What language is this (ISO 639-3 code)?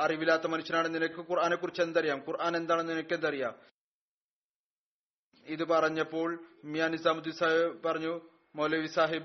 mal